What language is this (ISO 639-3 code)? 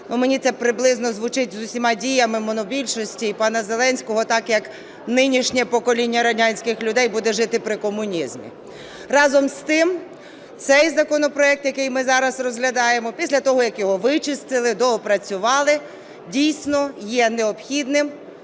ukr